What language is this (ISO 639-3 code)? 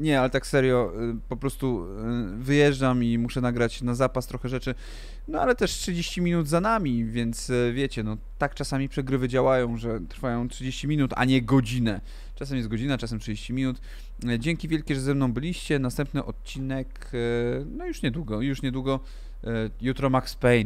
pol